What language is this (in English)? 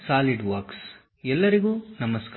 Kannada